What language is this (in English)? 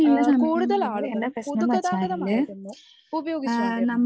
Malayalam